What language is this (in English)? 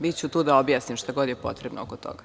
Serbian